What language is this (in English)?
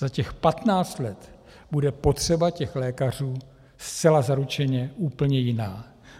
Czech